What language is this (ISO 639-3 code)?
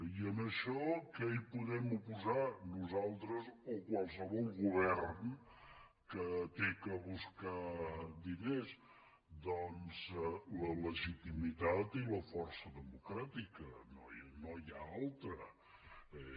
cat